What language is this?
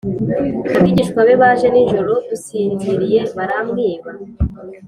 Kinyarwanda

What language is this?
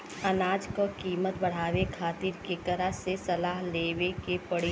Bhojpuri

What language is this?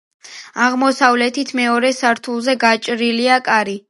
Georgian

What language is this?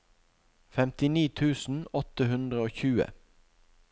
Norwegian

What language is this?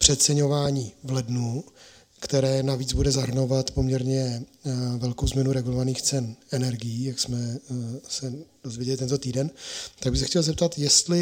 Czech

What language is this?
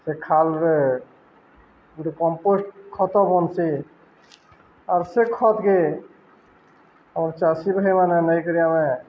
Odia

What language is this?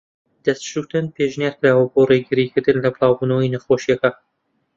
Central Kurdish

